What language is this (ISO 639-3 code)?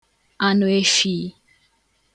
ibo